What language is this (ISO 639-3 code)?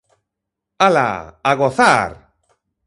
glg